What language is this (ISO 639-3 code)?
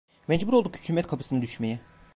tur